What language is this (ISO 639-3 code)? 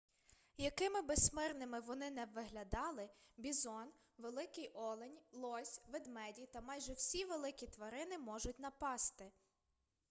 ukr